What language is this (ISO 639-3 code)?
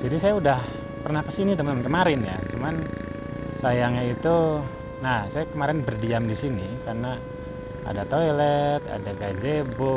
ind